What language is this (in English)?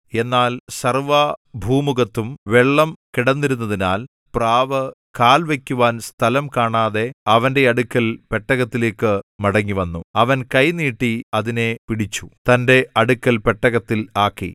Malayalam